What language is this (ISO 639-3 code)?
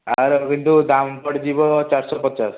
ori